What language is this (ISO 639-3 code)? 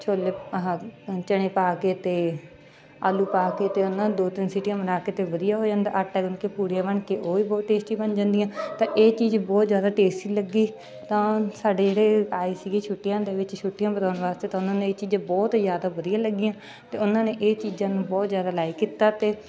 pan